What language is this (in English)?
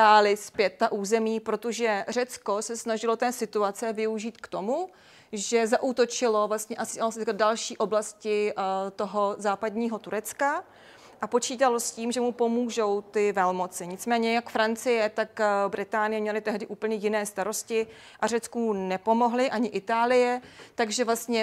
Czech